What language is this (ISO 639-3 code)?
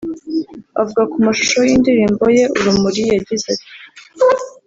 kin